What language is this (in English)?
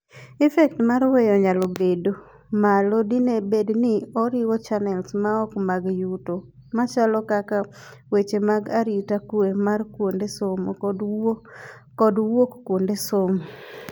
Luo (Kenya and Tanzania)